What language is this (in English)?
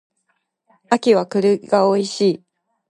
Japanese